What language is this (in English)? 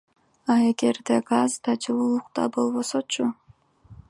Kyrgyz